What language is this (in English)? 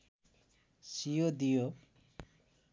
Nepali